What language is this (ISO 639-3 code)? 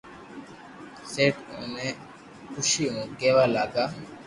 lrk